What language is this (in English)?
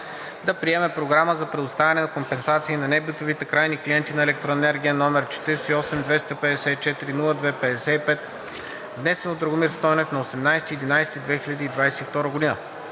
Bulgarian